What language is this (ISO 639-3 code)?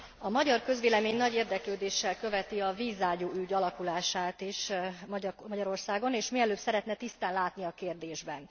hun